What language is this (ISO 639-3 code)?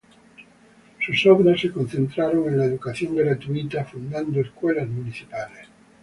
spa